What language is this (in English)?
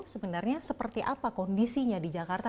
Indonesian